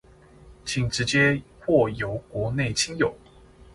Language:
Chinese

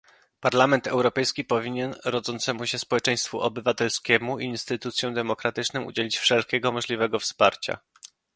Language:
Polish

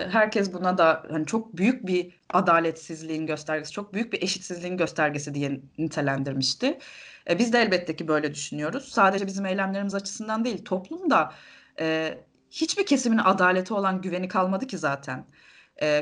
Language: Turkish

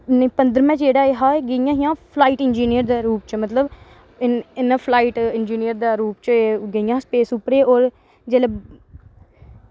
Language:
Dogri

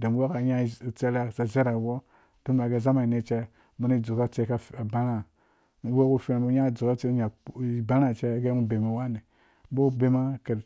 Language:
Dũya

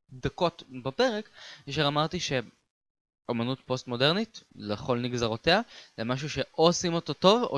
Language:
Hebrew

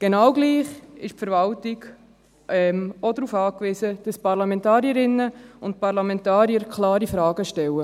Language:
Swiss German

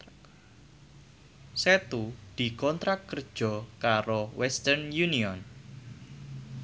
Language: Javanese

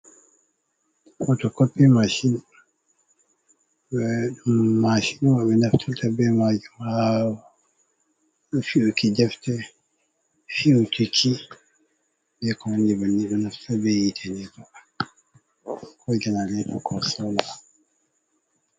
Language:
Fula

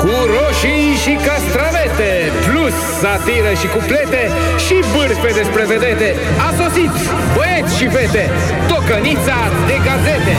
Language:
Romanian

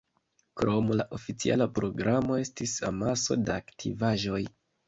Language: Esperanto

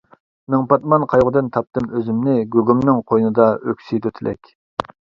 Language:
Uyghur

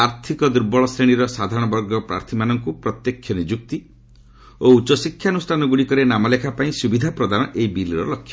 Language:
Odia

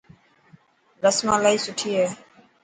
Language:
Dhatki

